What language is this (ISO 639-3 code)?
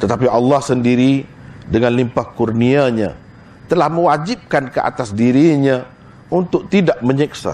msa